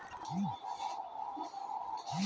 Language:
Bangla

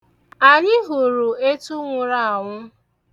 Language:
Igbo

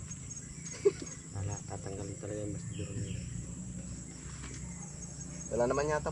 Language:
Filipino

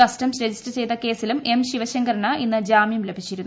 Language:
Malayalam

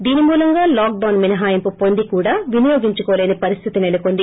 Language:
Telugu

